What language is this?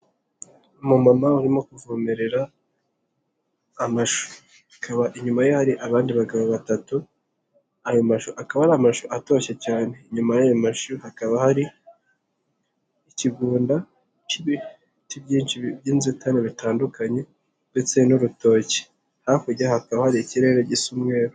Kinyarwanda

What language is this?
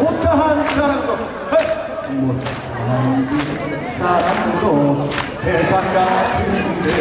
Korean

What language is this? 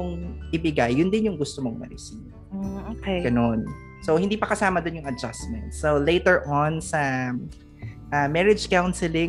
Filipino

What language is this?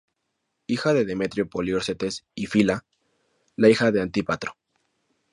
Spanish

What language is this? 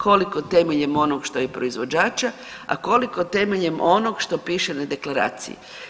Croatian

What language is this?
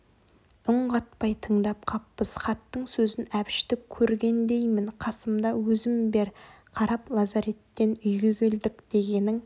Kazakh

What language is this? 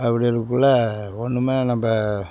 Tamil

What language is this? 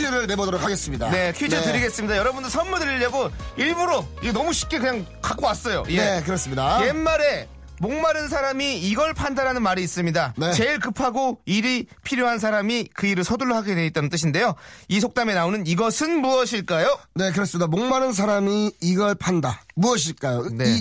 Korean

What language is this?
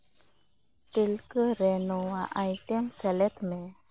Santali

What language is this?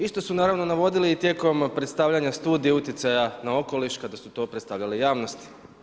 Croatian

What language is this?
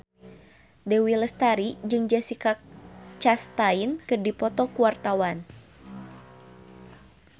Sundanese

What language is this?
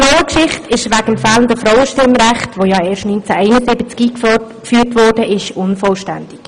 Swiss German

